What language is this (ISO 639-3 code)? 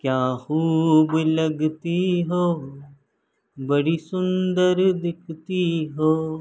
urd